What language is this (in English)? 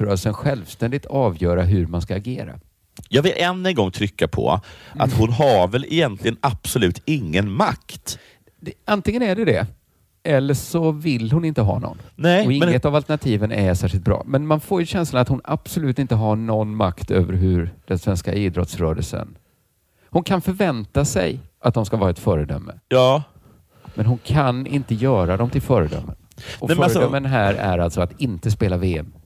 Swedish